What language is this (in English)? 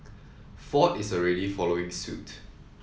English